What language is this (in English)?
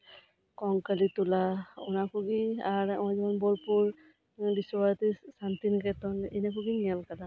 Santali